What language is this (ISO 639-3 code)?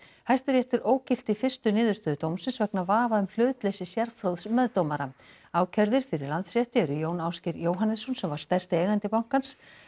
isl